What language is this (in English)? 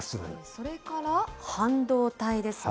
Japanese